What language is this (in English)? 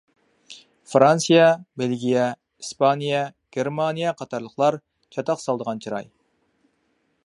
Uyghur